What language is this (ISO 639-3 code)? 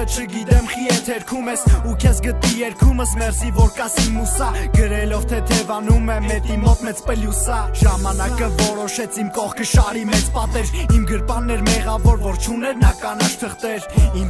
ron